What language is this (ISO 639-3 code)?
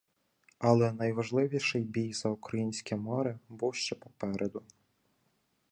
ukr